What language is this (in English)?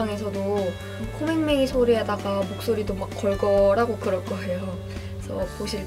Korean